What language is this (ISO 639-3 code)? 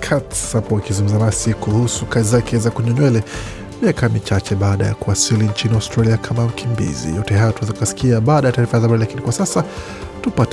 swa